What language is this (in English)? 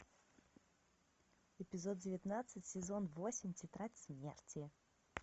Russian